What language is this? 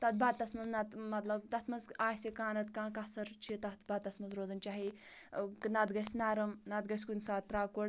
Kashmiri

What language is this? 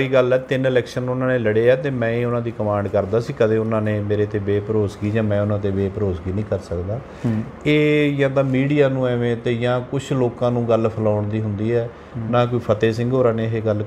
Hindi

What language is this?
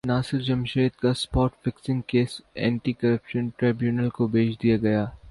Urdu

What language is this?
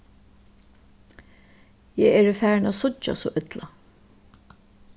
Faroese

